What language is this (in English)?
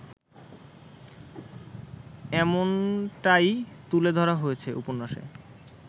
Bangla